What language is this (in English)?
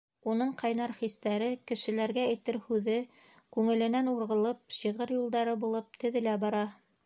Bashkir